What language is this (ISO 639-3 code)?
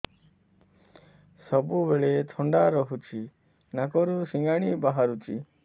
ori